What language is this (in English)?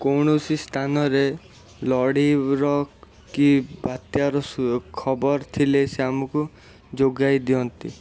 Odia